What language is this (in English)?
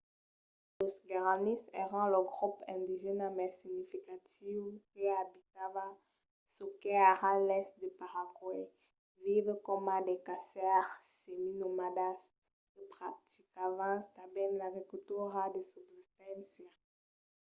Occitan